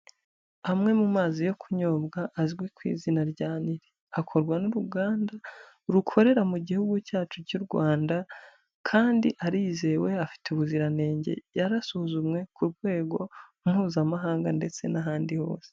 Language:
Kinyarwanda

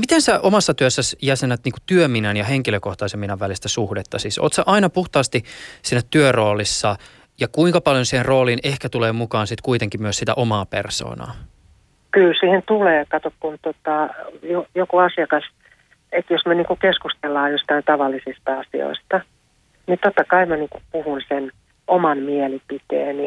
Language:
Finnish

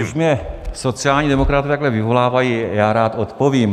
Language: Czech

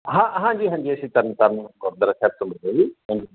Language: Punjabi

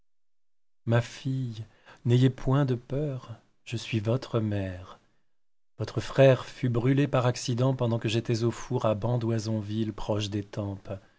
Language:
French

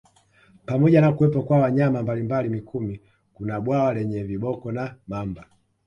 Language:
Swahili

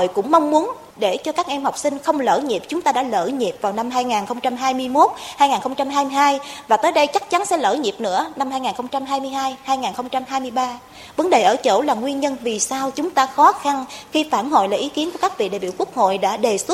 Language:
Vietnamese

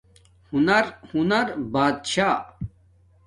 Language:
Domaaki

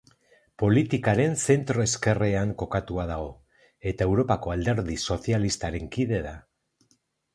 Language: Basque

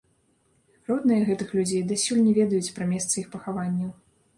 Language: Belarusian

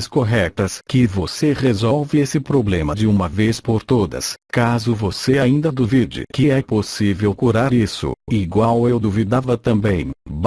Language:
Portuguese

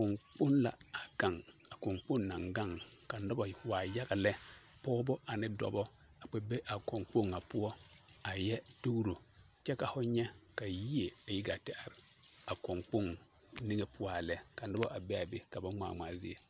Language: Southern Dagaare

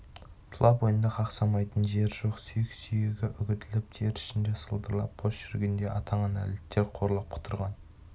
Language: Kazakh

